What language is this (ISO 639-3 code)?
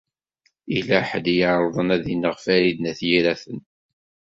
kab